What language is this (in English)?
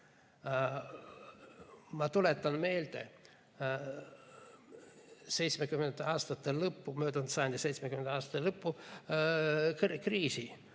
Estonian